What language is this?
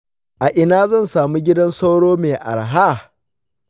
Hausa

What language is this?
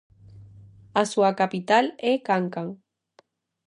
Galician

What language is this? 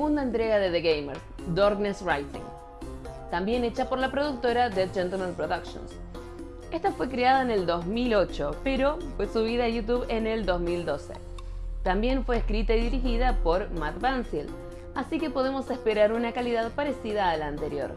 Spanish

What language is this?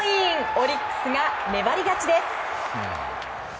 Japanese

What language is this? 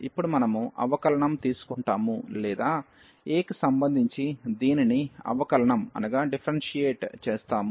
Telugu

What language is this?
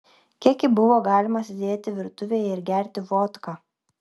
Lithuanian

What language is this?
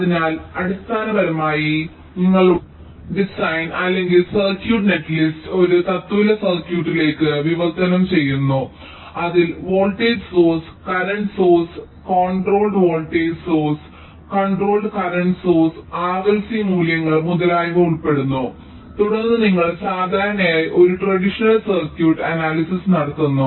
Malayalam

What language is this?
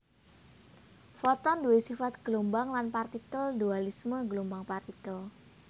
Javanese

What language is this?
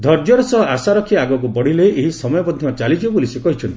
Odia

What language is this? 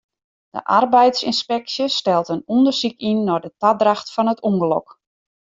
Western Frisian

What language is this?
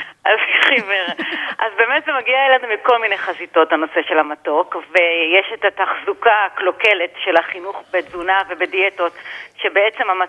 Hebrew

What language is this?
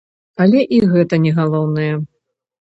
Belarusian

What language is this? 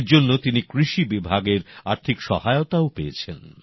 Bangla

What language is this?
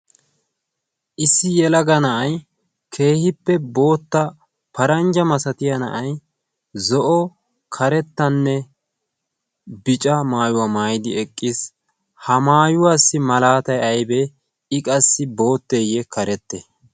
Wolaytta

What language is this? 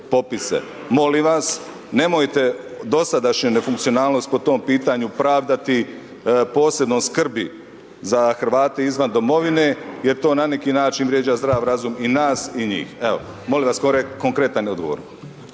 Croatian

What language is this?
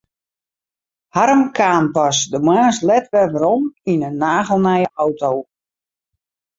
Western Frisian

